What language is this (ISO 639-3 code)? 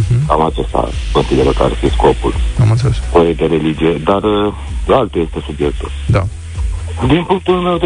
ron